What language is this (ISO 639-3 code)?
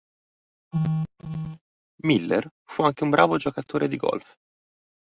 ita